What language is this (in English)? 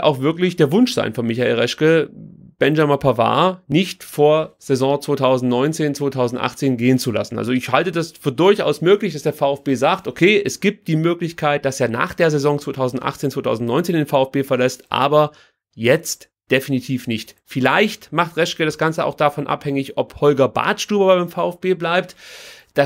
German